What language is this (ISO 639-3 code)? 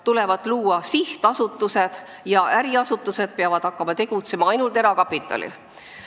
est